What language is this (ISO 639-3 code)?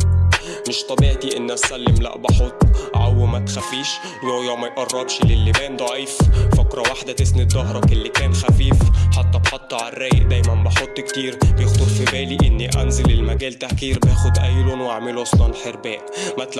ara